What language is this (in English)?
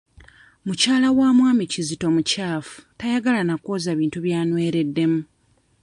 Ganda